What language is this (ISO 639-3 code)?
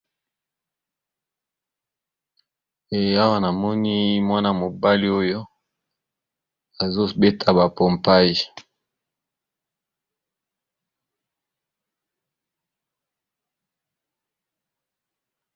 lin